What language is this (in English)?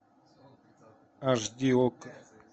Russian